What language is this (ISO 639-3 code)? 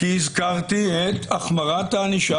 heb